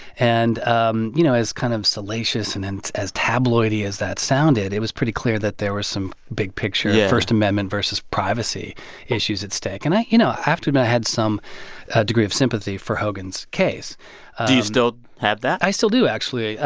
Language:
English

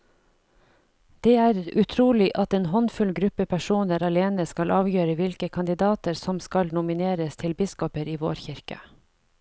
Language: Norwegian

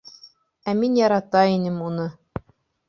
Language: Bashkir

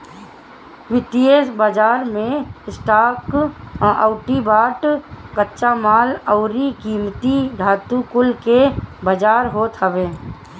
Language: Bhojpuri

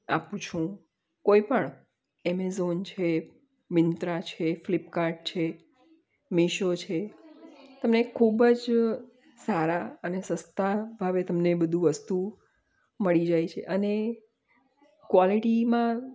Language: Gujarati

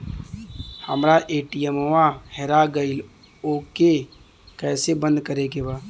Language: Bhojpuri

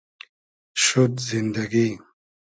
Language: Hazaragi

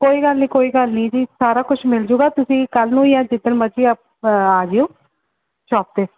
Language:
Punjabi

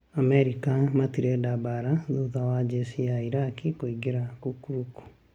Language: Kikuyu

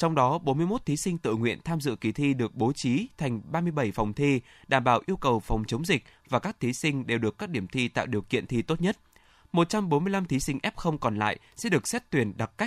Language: Vietnamese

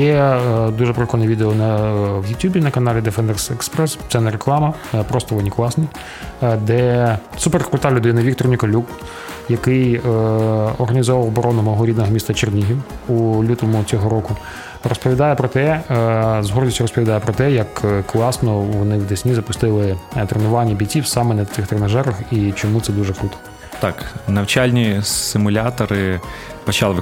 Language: Ukrainian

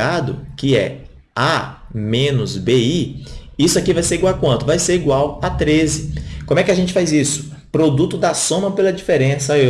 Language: Portuguese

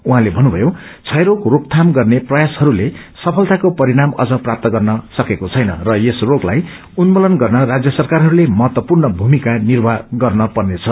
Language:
Nepali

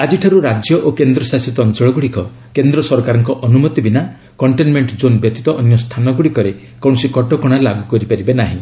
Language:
Odia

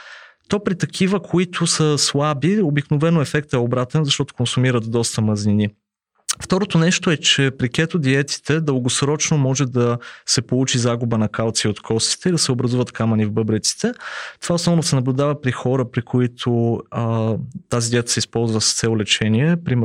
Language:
Bulgarian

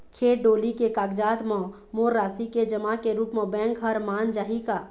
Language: Chhattisgarhi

